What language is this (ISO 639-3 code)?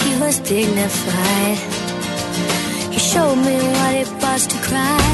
ell